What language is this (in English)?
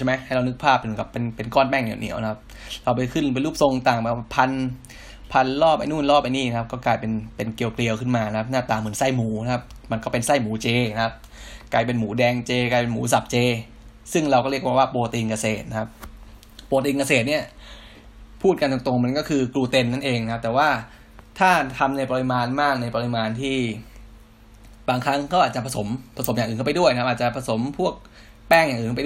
Thai